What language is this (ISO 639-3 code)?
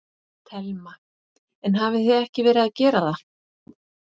isl